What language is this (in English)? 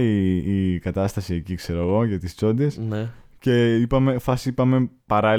Greek